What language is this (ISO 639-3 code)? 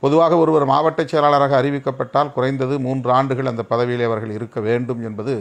ron